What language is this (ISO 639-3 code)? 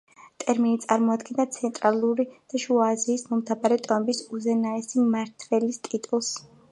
kat